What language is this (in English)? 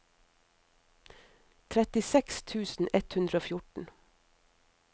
Norwegian